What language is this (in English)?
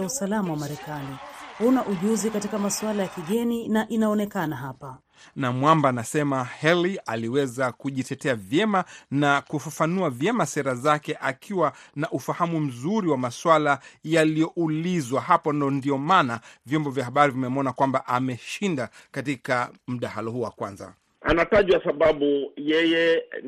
Swahili